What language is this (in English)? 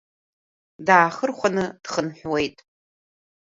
Abkhazian